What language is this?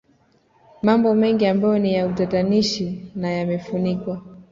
Swahili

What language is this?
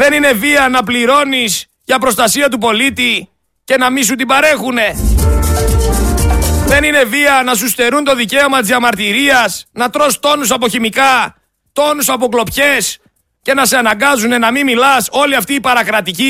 Greek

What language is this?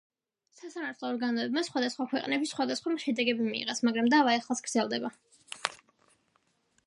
Georgian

